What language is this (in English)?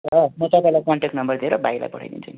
Nepali